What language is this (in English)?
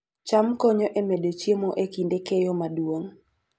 Luo (Kenya and Tanzania)